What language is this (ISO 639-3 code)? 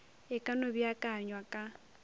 nso